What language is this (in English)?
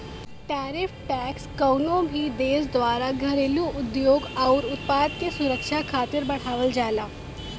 Bhojpuri